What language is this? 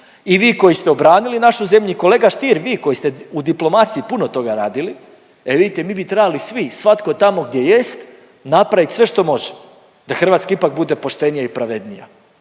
Croatian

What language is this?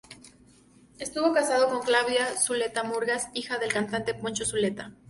Spanish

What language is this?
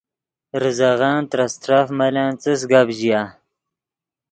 Yidgha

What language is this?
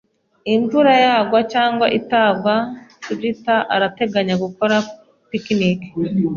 Kinyarwanda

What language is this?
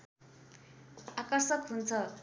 Nepali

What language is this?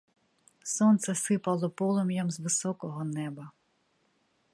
Ukrainian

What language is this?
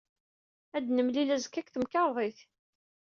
Kabyle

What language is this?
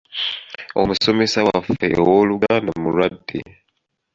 Ganda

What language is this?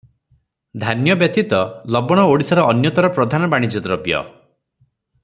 Odia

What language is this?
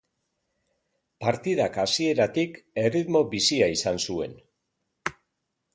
Basque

